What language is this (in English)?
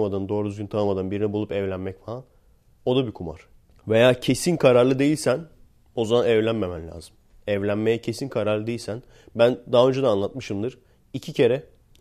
Turkish